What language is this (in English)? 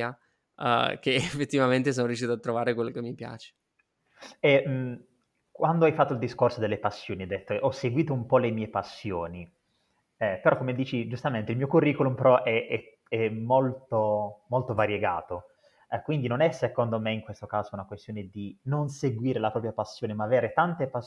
Italian